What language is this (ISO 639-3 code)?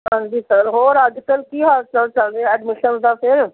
pan